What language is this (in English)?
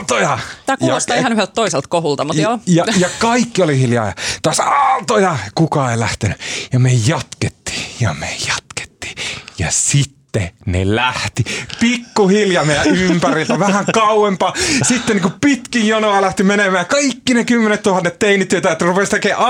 Finnish